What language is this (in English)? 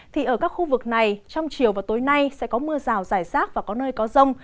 Vietnamese